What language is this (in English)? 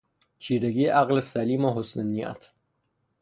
Persian